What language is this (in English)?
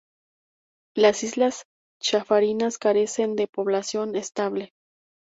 Spanish